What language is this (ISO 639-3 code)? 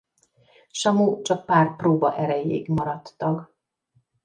hun